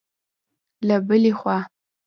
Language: Pashto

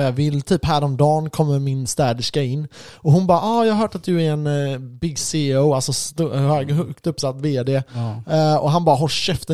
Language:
Swedish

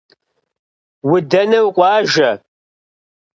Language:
Kabardian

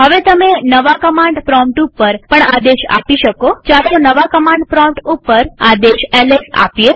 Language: Gujarati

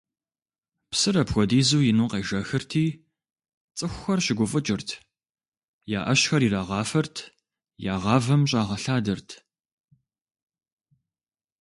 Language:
Kabardian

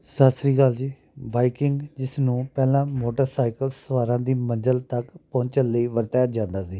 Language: Punjabi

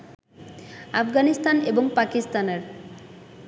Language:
Bangla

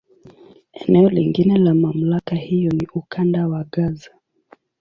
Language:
Swahili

